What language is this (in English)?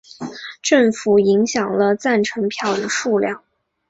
Chinese